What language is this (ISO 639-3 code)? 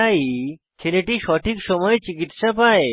ben